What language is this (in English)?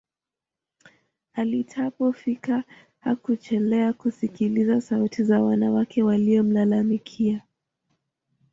Swahili